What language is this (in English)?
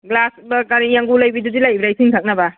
Manipuri